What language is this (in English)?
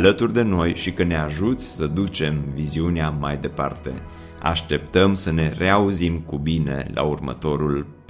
Romanian